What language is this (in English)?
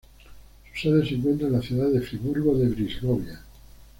Spanish